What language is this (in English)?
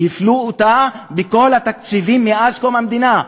Hebrew